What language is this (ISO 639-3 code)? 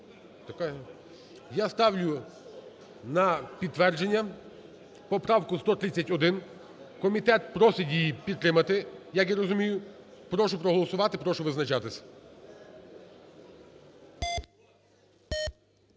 ukr